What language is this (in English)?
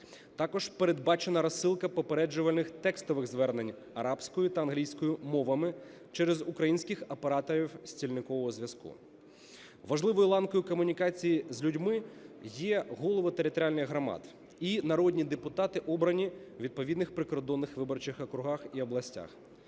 Ukrainian